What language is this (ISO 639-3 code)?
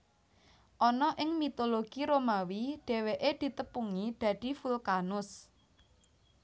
jav